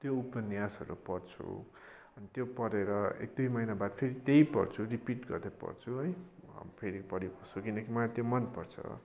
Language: Nepali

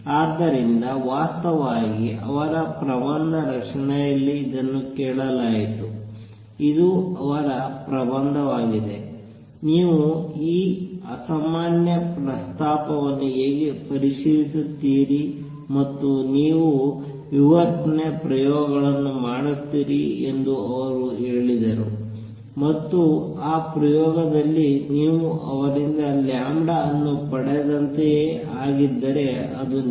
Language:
Kannada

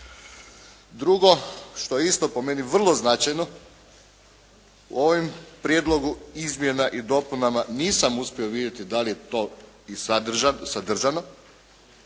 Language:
Croatian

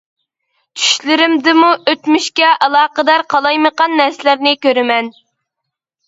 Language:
Uyghur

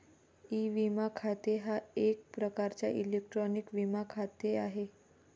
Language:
Marathi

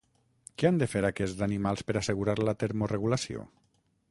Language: Catalan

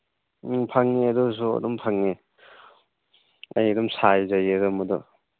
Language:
Manipuri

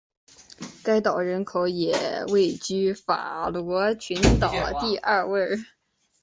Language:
Chinese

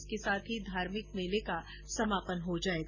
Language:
Hindi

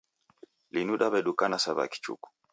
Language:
Taita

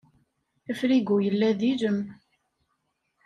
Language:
Kabyle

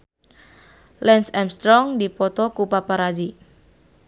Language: Sundanese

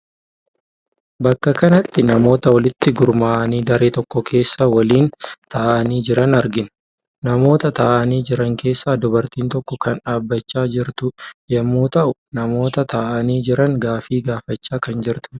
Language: Oromo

